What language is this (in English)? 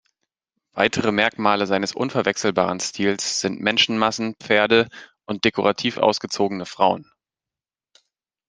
German